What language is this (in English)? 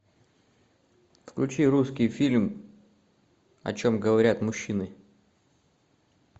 Russian